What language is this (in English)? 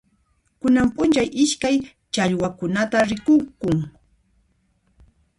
Puno Quechua